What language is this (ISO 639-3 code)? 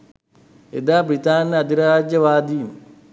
sin